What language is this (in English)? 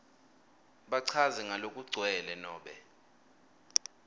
Swati